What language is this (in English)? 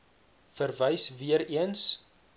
Afrikaans